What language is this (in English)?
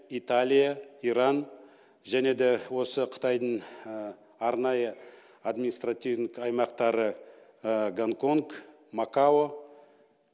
Kazakh